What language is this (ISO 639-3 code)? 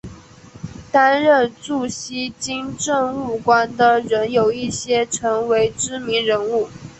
zho